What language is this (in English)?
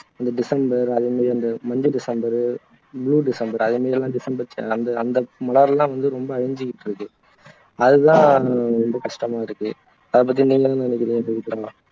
Tamil